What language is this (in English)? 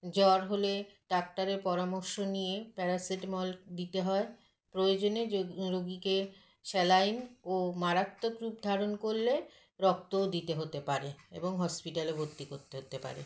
Bangla